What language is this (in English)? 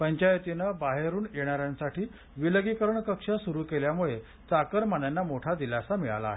Marathi